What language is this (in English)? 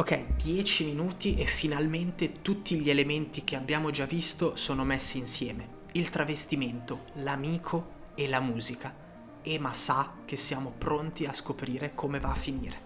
Italian